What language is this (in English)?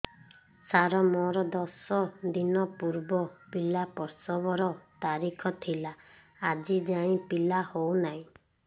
Odia